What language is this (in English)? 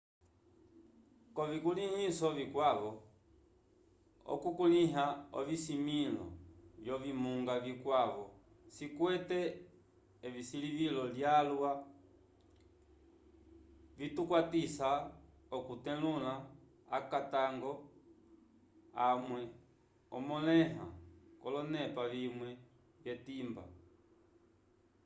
Umbundu